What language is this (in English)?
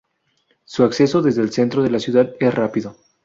Spanish